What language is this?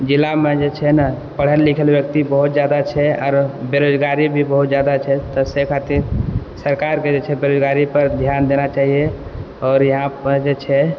Maithili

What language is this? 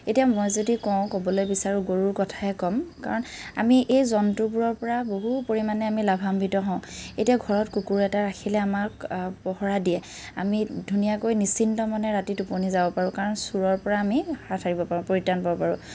Assamese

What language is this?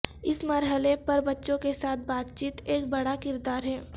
Urdu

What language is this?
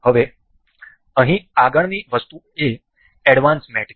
Gujarati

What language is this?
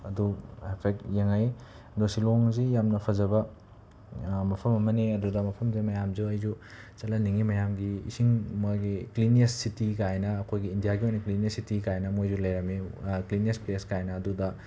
Manipuri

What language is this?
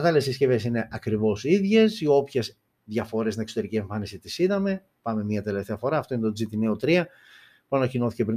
Greek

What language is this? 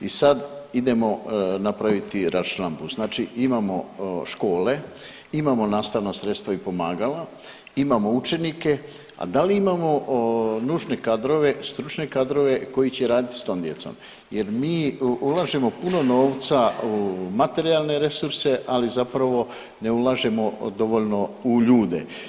Croatian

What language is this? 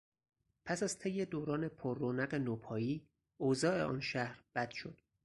Persian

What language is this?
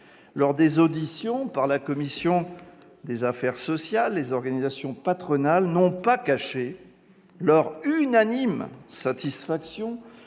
French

